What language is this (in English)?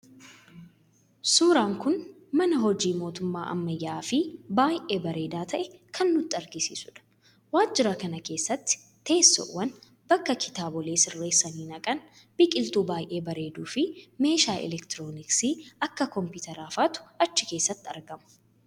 Oromo